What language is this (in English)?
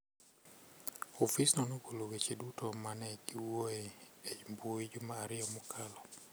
Luo (Kenya and Tanzania)